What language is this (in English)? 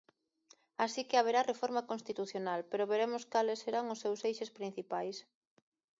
Galician